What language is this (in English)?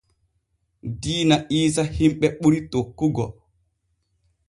Borgu Fulfulde